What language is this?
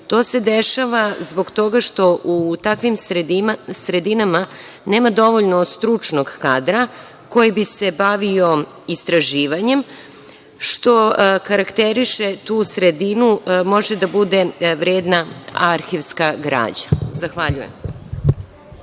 Serbian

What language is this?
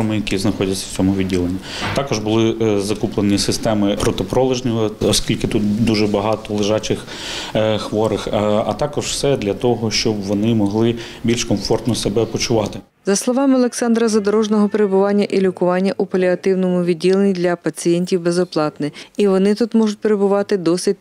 Ukrainian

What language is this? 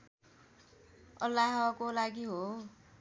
Nepali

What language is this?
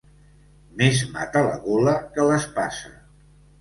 Catalan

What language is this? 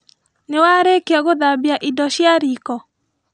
Kikuyu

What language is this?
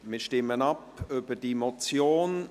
Swiss German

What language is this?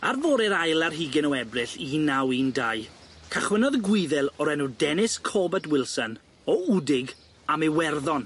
Welsh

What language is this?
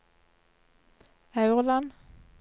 Norwegian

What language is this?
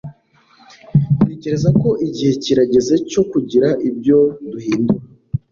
Kinyarwanda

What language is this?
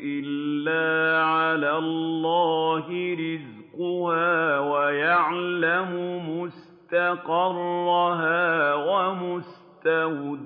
Arabic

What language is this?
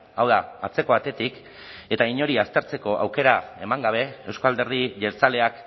Basque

